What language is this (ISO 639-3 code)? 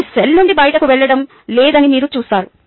tel